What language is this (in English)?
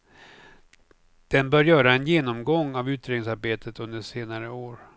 Swedish